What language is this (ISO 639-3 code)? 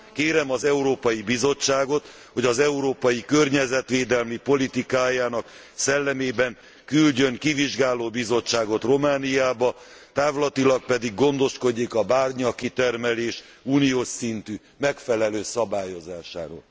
hun